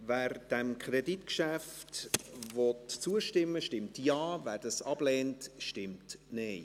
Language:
Swiss German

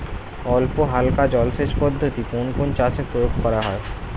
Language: Bangla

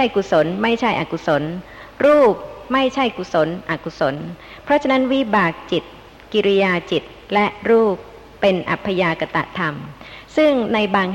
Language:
Thai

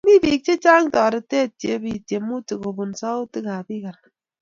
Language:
Kalenjin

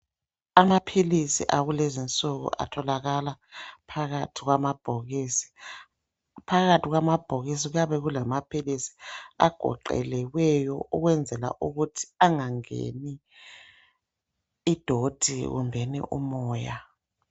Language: North Ndebele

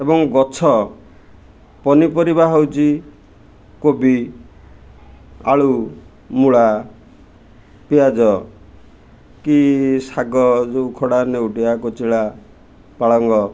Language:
Odia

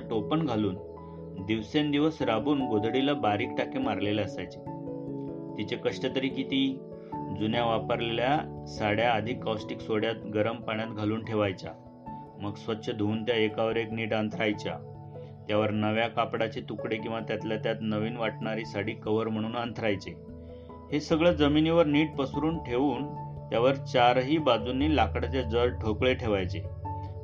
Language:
Marathi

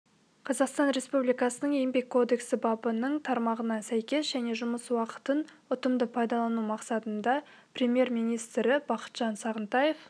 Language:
Kazakh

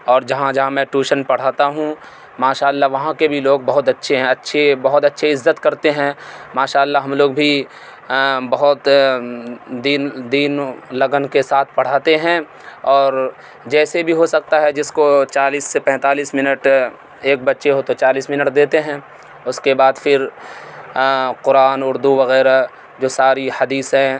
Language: Urdu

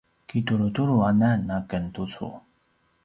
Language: Paiwan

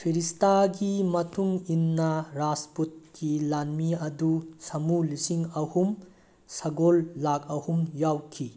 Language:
Manipuri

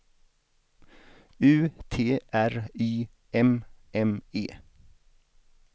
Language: Swedish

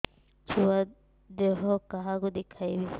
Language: Odia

